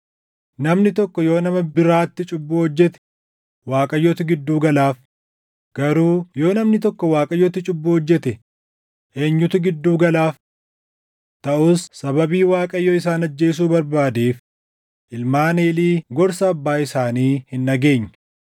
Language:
Oromo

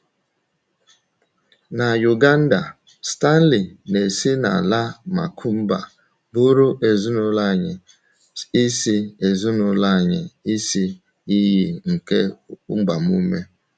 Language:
Igbo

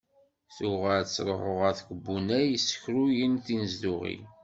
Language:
Kabyle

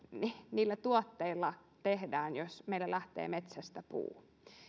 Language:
Finnish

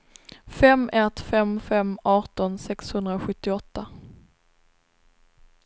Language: Swedish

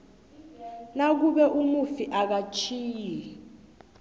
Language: South Ndebele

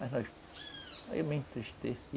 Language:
Portuguese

